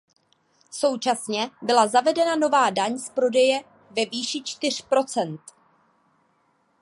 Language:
Czech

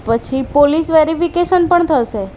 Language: Gujarati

